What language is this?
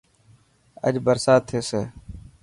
Dhatki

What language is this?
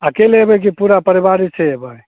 Maithili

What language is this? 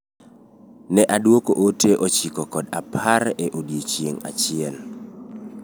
Luo (Kenya and Tanzania)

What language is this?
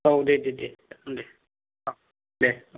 Bodo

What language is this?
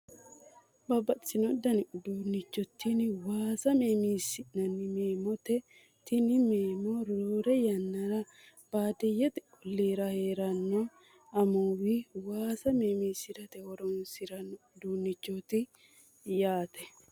Sidamo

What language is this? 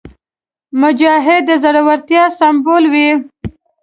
Pashto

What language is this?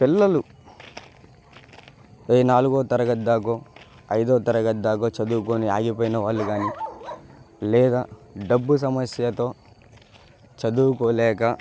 Telugu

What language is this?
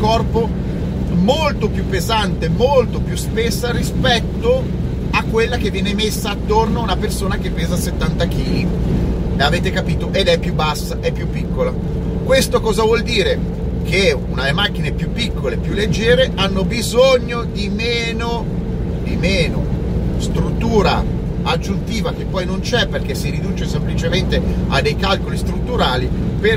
Italian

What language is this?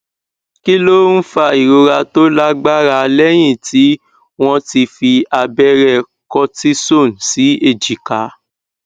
Yoruba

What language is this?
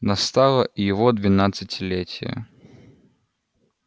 Russian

